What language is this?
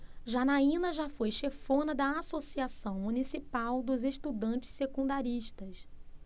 Portuguese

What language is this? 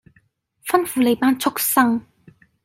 Cantonese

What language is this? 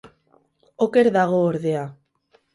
Basque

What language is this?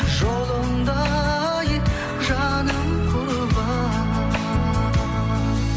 Kazakh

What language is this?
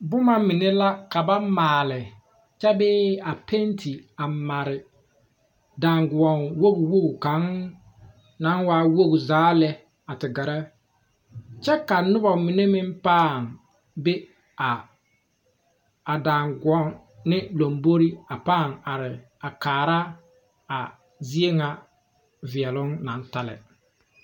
Southern Dagaare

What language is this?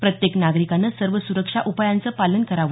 Marathi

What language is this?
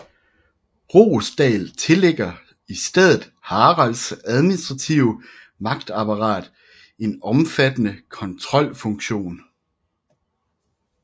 Danish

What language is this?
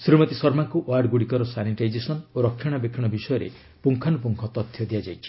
Odia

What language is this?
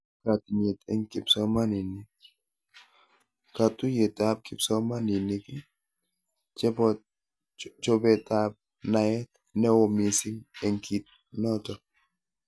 Kalenjin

